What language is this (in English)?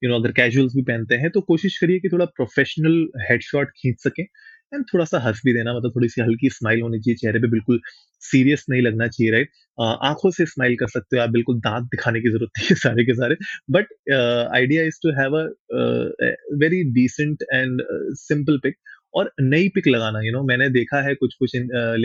Hindi